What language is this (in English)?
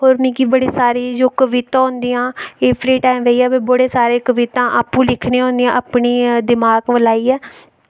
Dogri